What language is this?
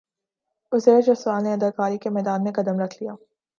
Urdu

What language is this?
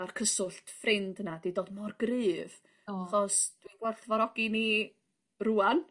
Welsh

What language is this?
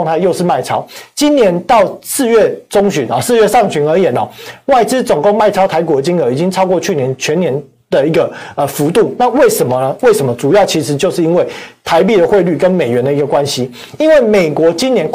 Chinese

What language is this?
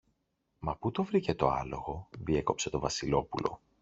Greek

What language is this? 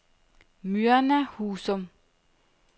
Danish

